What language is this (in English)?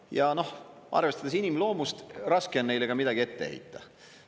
Estonian